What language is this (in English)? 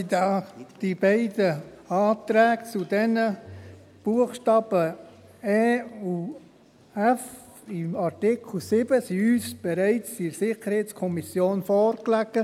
Swiss German